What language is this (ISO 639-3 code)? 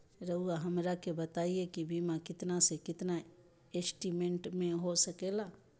mag